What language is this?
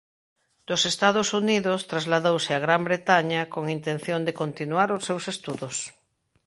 Galician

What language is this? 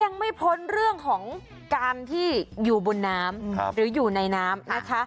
Thai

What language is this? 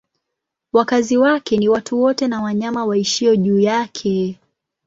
Swahili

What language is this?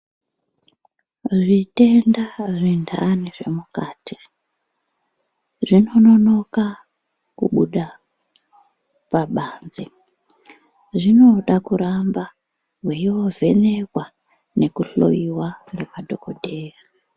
Ndau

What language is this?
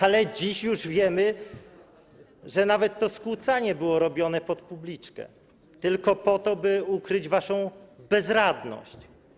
Polish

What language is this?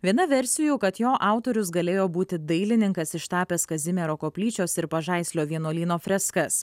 Lithuanian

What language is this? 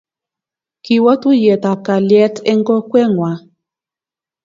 Kalenjin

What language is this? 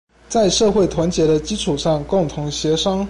Chinese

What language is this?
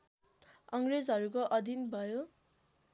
Nepali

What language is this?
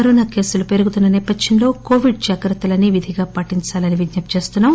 Telugu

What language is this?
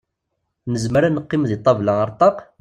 Kabyle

